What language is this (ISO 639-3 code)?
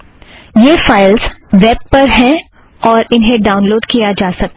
hin